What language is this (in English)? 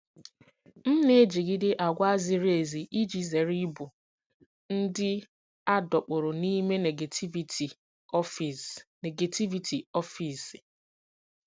Igbo